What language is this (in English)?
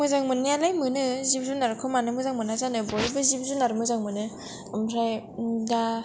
Bodo